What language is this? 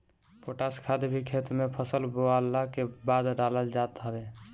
Bhojpuri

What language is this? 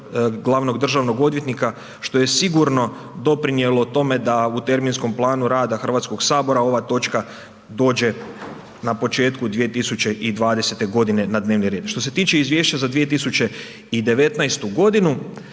Croatian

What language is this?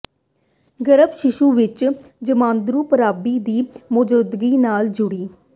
Punjabi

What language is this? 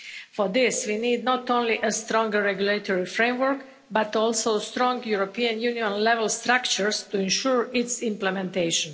English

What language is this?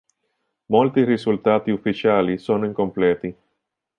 Italian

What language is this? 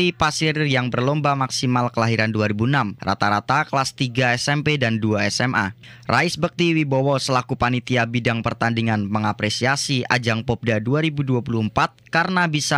Indonesian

